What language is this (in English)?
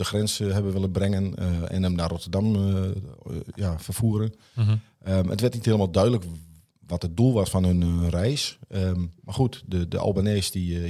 Dutch